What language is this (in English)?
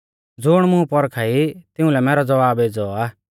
Mahasu Pahari